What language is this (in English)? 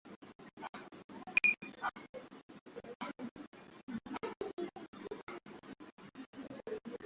Swahili